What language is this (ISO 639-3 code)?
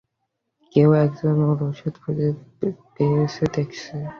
ben